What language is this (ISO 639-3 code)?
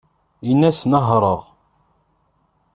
kab